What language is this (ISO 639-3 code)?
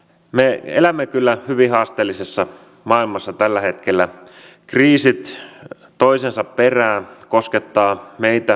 fin